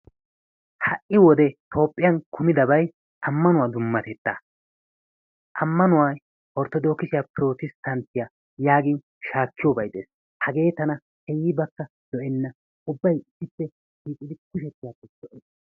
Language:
Wolaytta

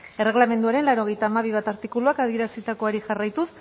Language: Basque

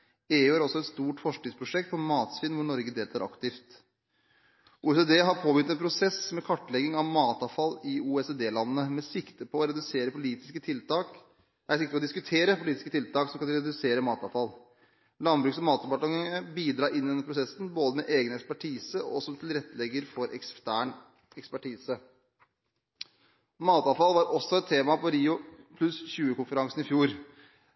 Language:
Norwegian Bokmål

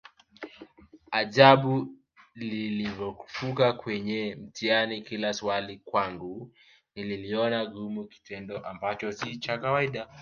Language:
Swahili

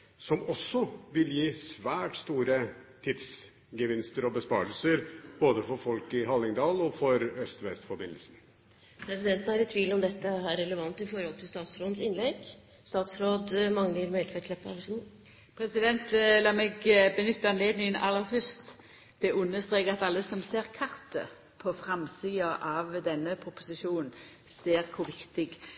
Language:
Norwegian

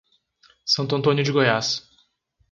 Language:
Portuguese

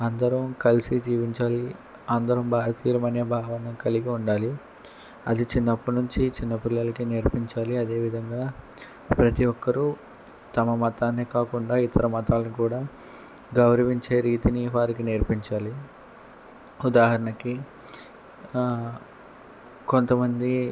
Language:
Telugu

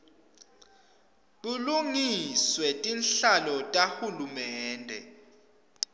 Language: Swati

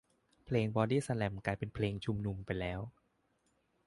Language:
Thai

